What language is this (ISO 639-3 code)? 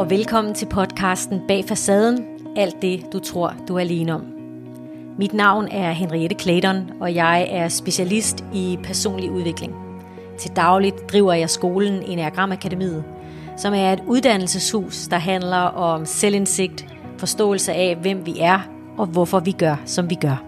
dan